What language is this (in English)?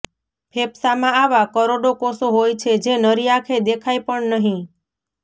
Gujarati